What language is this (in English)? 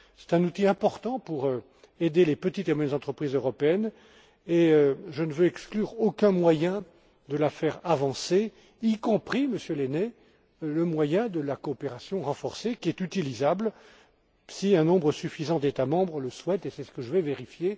French